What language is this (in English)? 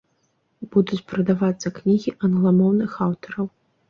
Belarusian